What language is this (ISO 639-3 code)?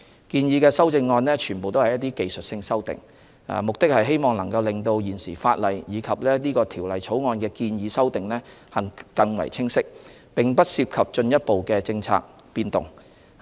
yue